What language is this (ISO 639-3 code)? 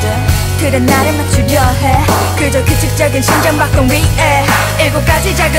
kor